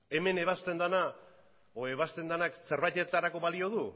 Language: Basque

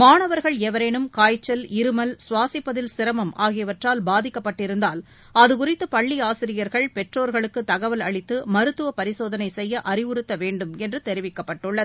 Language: Tamil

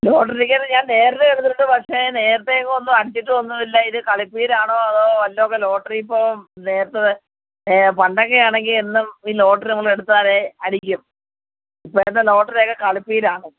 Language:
Malayalam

